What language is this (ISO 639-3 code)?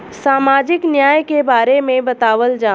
bho